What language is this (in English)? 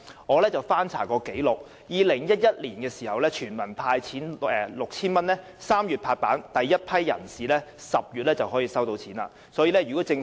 Cantonese